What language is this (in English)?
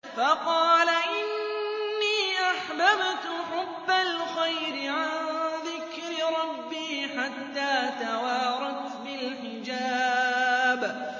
Arabic